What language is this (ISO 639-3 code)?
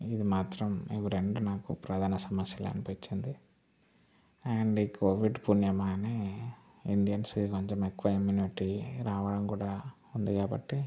tel